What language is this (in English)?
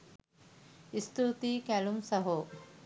Sinhala